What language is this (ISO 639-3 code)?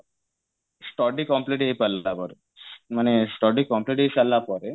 ori